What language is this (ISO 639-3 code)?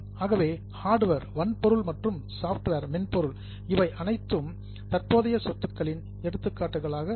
tam